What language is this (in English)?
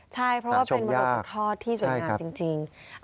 Thai